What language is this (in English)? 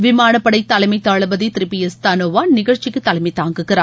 Tamil